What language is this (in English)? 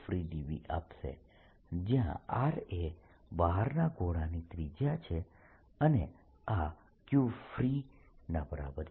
Gujarati